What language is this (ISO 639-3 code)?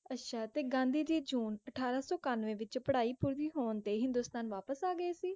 pan